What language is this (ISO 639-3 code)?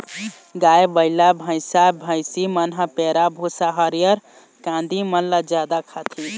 hne